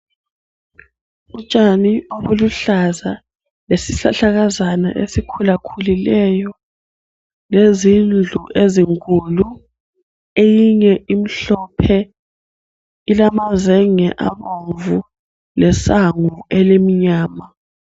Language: North Ndebele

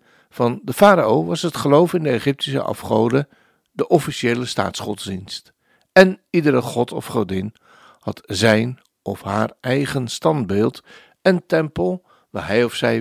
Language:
Dutch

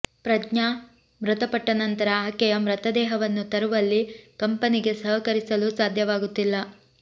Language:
Kannada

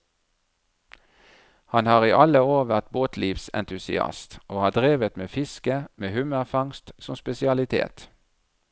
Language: Norwegian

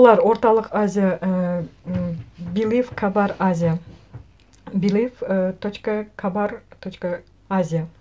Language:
Kazakh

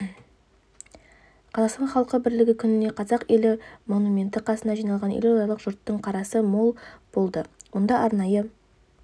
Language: Kazakh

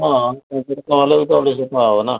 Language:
Odia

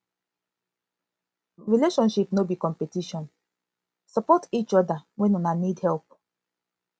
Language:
Nigerian Pidgin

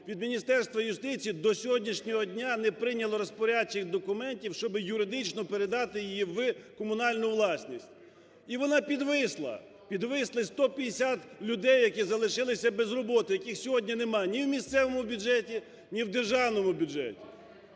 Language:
Ukrainian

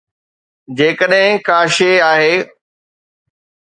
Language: Sindhi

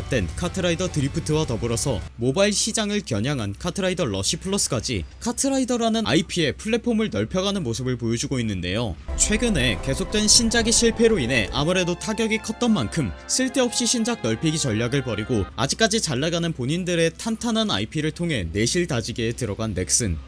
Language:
Korean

